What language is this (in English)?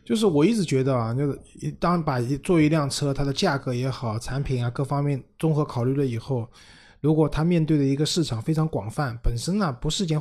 Chinese